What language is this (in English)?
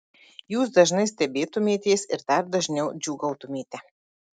Lithuanian